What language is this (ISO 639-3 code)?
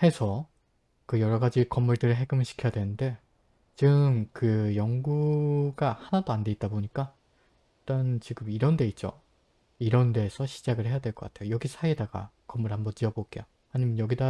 kor